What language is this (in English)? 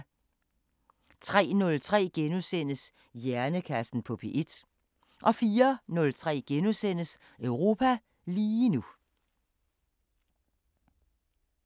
Danish